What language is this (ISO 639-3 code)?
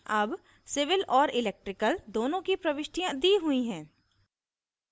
hin